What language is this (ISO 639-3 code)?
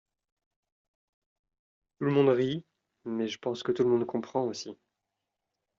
fra